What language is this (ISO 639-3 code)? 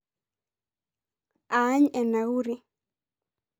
mas